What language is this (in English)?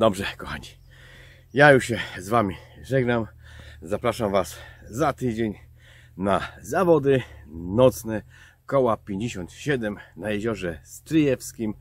Polish